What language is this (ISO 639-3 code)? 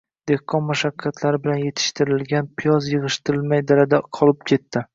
uzb